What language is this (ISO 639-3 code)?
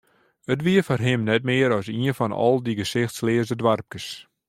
fry